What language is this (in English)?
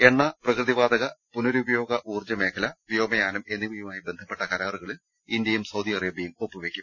Malayalam